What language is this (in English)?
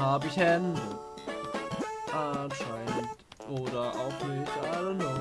German